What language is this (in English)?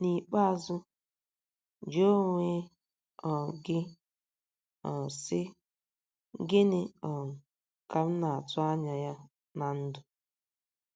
Igbo